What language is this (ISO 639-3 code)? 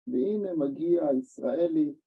heb